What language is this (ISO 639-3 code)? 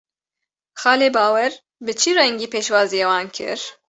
kur